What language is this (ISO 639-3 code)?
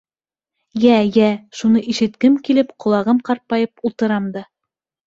bak